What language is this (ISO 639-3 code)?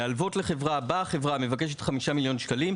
heb